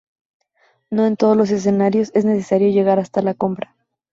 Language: Spanish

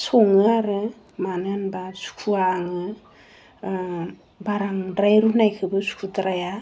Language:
Bodo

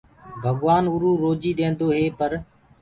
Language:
Gurgula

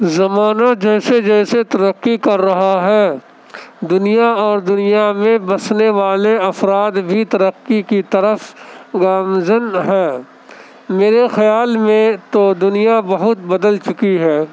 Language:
Urdu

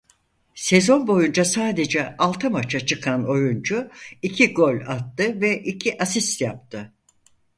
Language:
Turkish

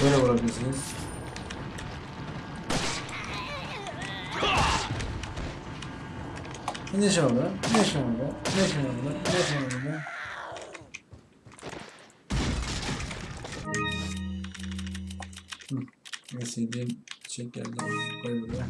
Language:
Turkish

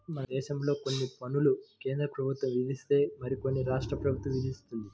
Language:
Telugu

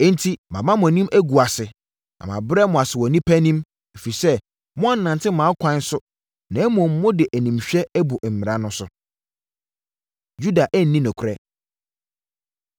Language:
Akan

